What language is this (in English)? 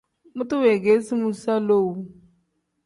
Tem